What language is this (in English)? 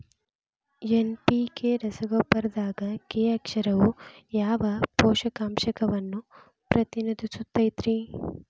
Kannada